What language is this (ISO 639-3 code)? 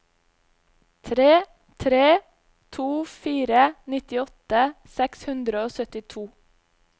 nor